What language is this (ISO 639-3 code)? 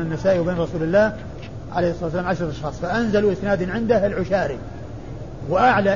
ara